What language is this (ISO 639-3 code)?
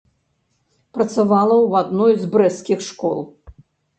bel